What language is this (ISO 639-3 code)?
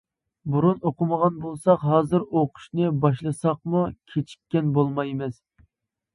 uig